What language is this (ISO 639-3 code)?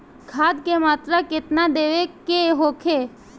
bho